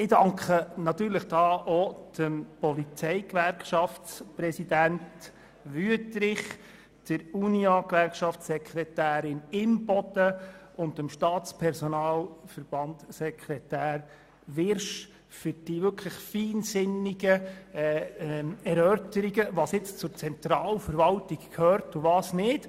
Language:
Swiss German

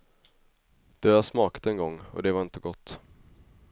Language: Swedish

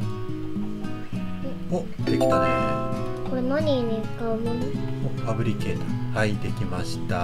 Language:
Japanese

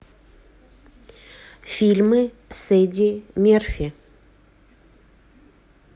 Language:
Russian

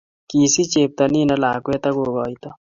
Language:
Kalenjin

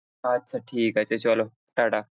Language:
Bangla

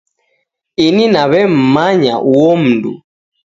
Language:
Taita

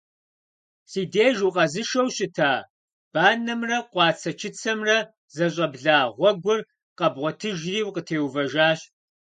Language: Kabardian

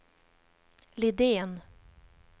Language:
Swedish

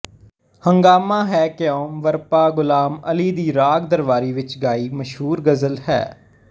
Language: Punjabi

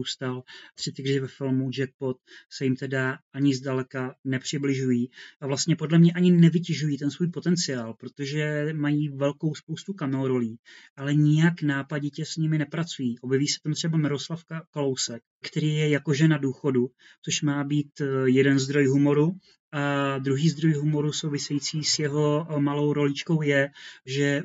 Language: Czech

